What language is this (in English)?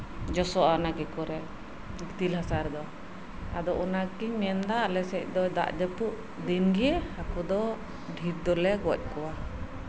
Santali